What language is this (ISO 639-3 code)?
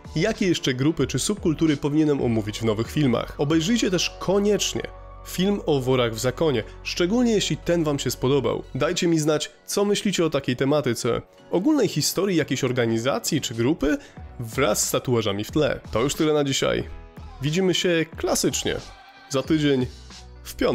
pol